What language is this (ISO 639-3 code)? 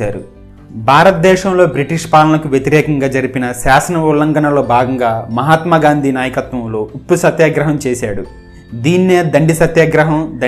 tel